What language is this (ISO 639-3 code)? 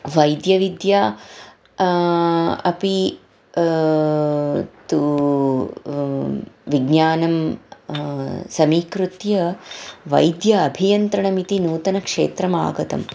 san